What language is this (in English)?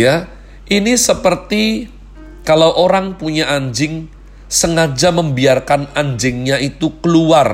Indonesian